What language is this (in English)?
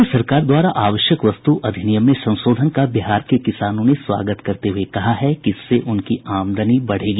Hindi